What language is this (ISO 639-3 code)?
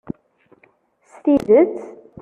kab